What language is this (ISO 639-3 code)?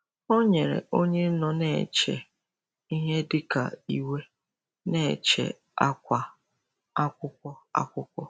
ibo